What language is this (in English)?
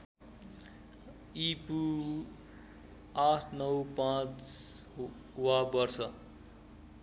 Nepali